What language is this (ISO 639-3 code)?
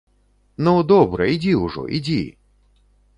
bel